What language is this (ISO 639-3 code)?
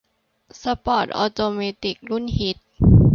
tha